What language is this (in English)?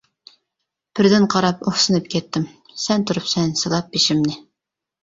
Uyghur